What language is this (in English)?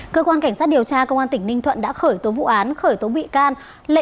Vietnamese